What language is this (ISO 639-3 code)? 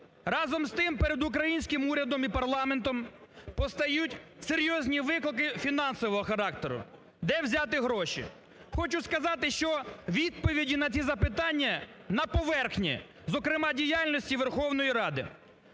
ukr